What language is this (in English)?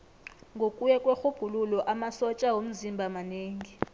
South Ndebele